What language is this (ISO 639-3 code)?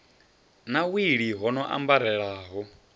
ven